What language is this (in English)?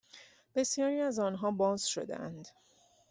Persian